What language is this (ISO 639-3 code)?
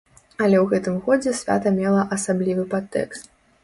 bel